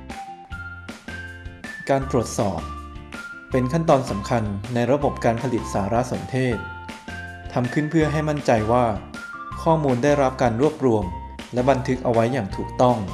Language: Thai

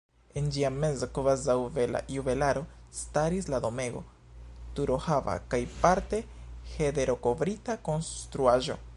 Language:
Esperanto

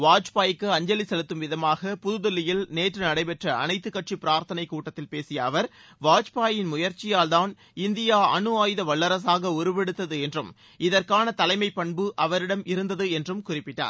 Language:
Tamil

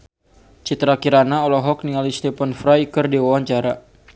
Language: Sundanese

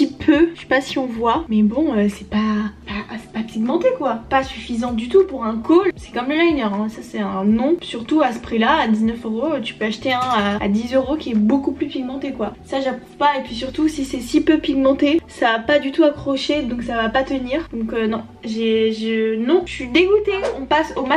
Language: French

